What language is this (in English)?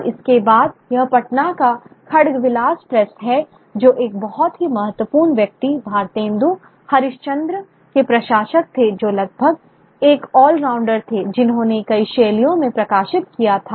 Hindi